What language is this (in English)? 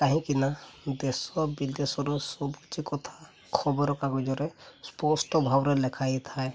Odia